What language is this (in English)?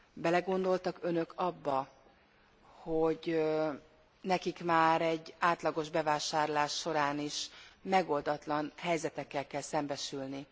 Hungarian